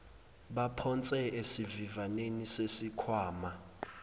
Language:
Zulu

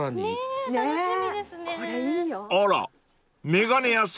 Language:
Japanese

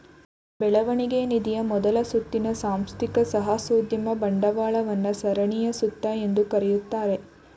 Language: Kannada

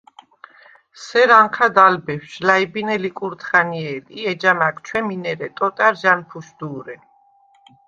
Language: Svan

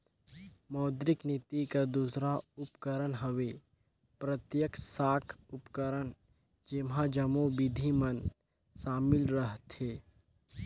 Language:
Chhattisgarhi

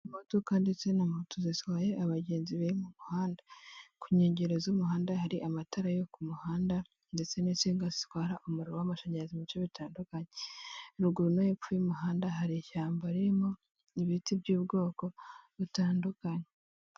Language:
Kinyarwanda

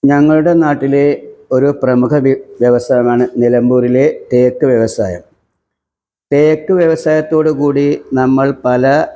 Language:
Malayalam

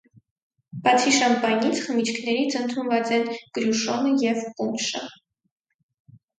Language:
Armenian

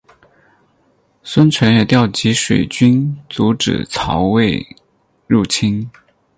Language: Chinese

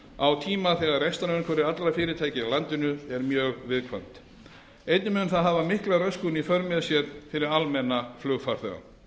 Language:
Icelandic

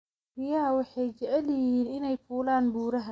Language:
Somali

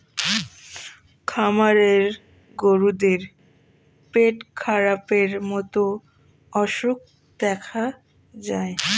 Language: Bangla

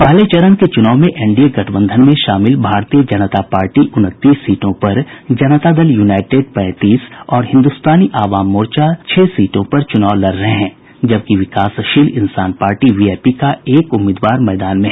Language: Hindi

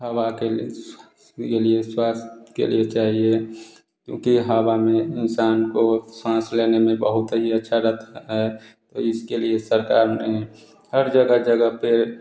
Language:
Hindi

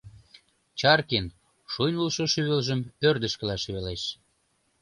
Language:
Mari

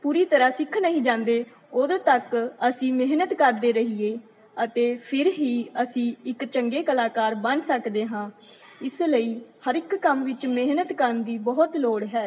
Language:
Punjabi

